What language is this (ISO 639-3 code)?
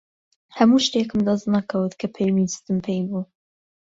ckb